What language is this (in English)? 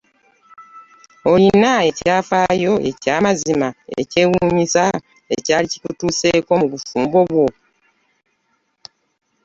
Ganda